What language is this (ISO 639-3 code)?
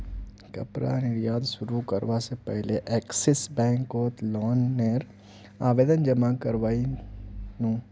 mag